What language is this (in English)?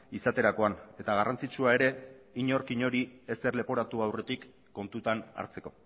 Basque